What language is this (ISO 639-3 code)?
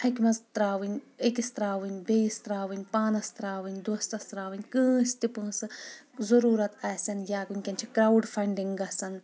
kas